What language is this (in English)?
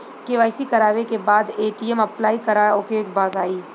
Bhojpuri